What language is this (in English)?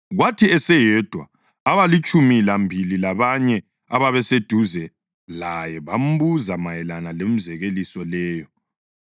North Ndebele